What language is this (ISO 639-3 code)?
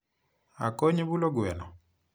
luo